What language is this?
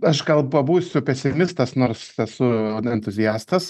Lithuanian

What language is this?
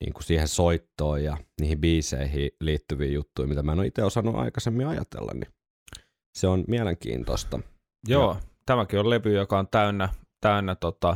Finnish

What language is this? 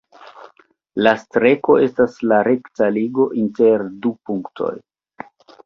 Esperanto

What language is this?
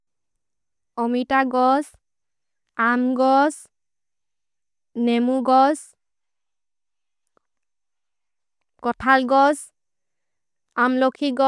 Maria (India)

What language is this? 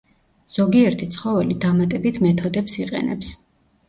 Georgian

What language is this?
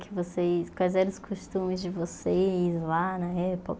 Portuguese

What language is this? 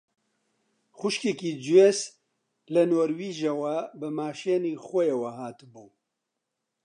Central Kurdish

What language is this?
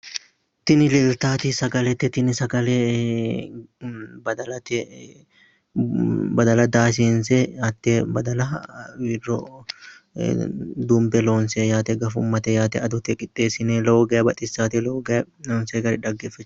Sidamo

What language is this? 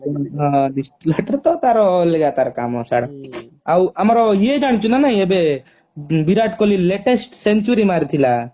Odia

